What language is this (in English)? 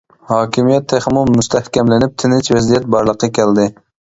Uyghur